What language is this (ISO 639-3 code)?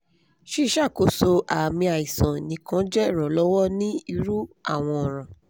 yor